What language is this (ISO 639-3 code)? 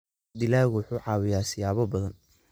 som